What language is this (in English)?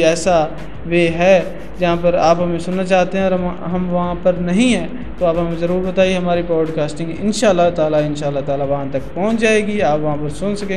Urdu